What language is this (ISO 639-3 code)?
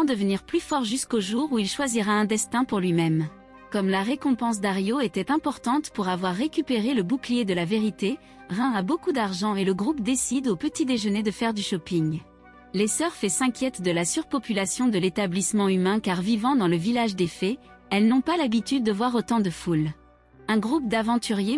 fra